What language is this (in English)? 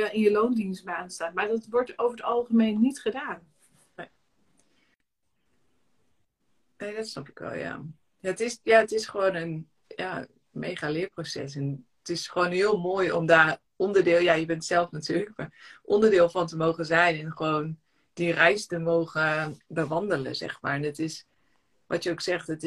Dutch